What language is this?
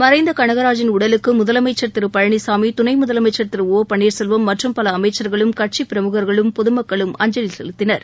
Tamil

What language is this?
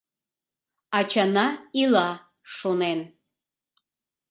Mari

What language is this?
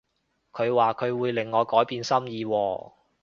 Cantonese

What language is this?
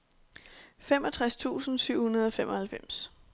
Danish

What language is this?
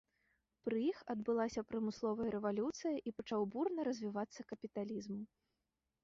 Belarusian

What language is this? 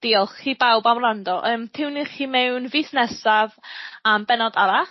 Welsh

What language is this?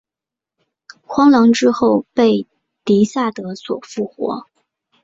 Chinese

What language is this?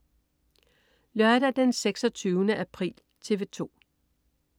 Danish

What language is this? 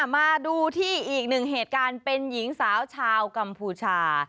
Thai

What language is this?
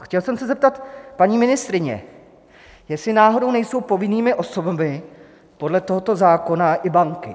Czech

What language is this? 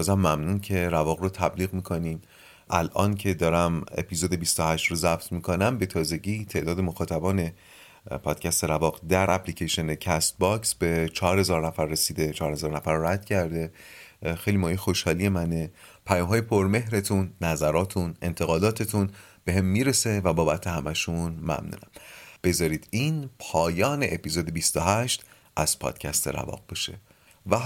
Persian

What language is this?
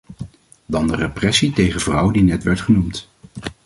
Dutch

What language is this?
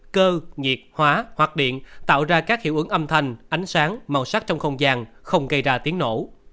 Vietnamese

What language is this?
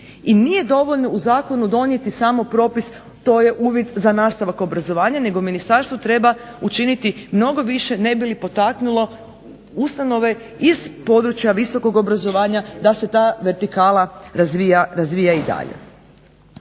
Croatian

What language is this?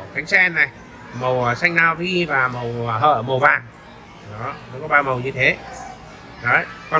Vietnamese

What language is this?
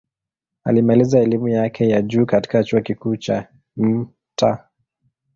Swahili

